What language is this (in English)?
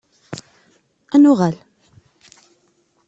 Kabyle